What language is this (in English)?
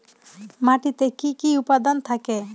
Bangla